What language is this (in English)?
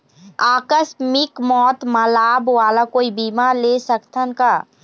Chhattisgarhi